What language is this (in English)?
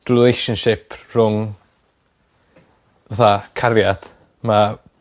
Welsh